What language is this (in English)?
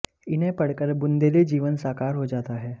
Hindi